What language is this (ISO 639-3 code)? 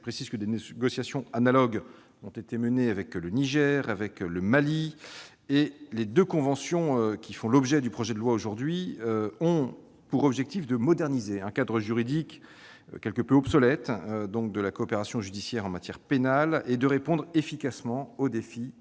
fra